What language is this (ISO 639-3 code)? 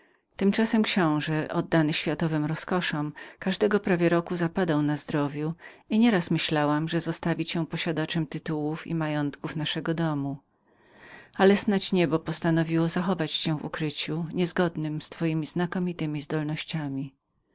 pol